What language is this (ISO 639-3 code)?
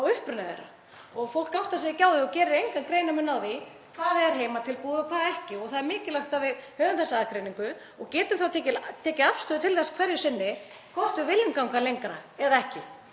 isl